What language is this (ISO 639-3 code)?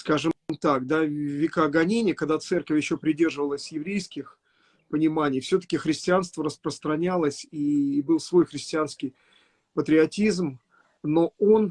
rus